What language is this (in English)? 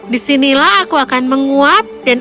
Indonesian